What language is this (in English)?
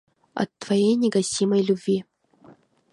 Mari